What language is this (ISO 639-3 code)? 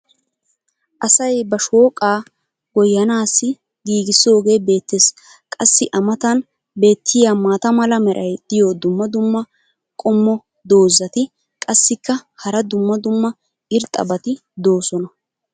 wal